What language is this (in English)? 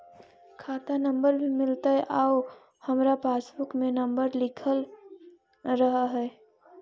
Magahi